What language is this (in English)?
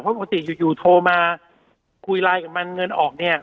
Thai